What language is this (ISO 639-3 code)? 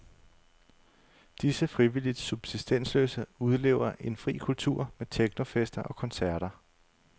dan